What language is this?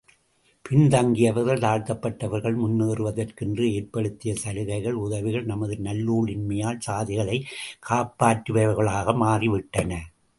Tamil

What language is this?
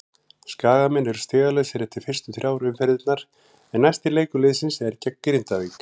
Icelandic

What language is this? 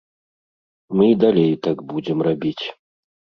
Belarusian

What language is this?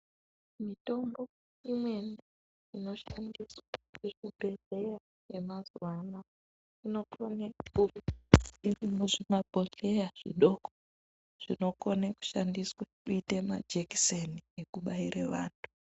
Ndau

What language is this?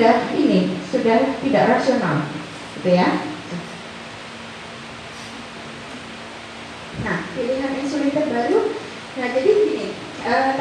Indonesian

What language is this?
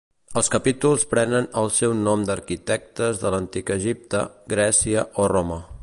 Catalan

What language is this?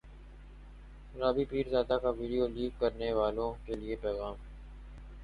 Urdu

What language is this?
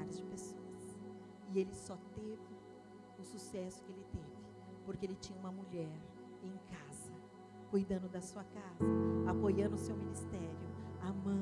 Portuguese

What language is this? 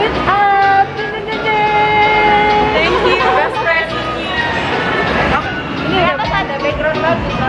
Indonesian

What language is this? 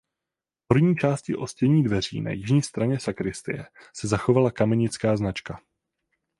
Czech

